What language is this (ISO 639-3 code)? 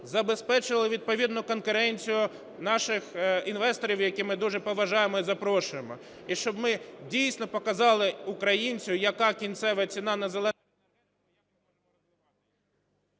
ukr